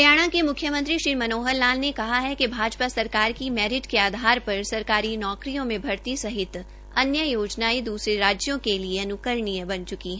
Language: Hindi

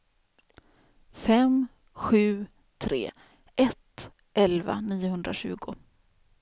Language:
Swedish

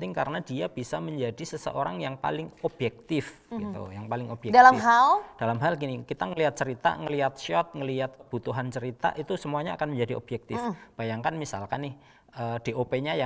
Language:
Indonesian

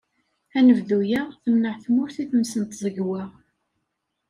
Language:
Kabyle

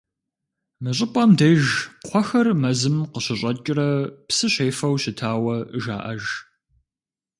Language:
Kabardian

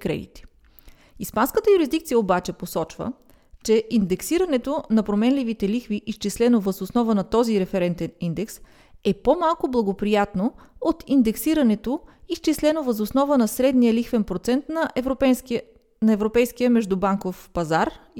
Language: Bulgarian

